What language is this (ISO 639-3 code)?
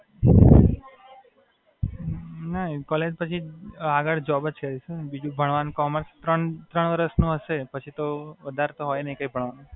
guj